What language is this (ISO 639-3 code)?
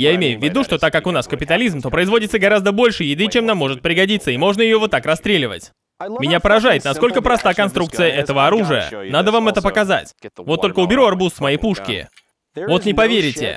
rus